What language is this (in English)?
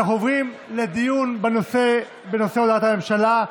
Hebrew